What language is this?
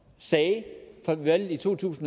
Danish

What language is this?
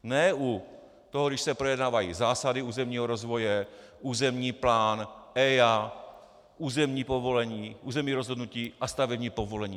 Czech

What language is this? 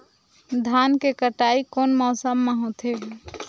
Chhattisgarhi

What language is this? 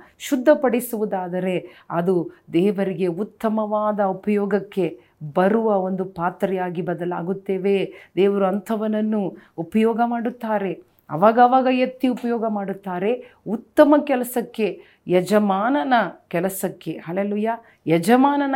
Kannada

